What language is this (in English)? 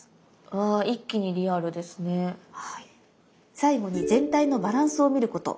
Japanese